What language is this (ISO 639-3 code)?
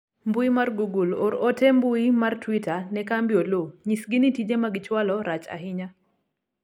luo